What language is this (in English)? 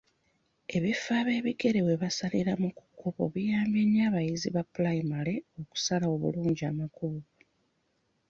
Ganda